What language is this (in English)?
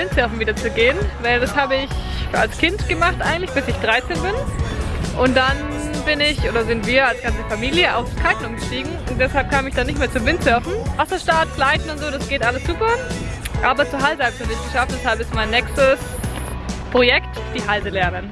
German